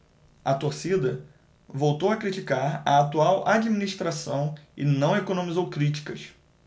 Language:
Portuguese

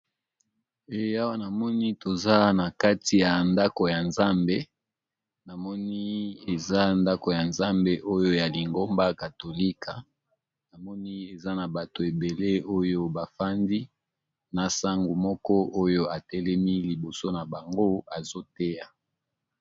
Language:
Lingala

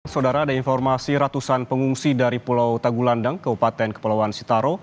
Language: Indonesian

